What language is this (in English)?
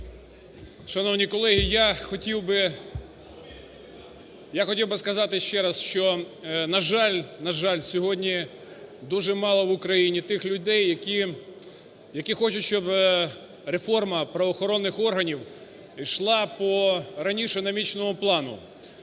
Ukrainian